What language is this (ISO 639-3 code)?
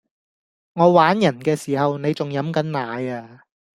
yue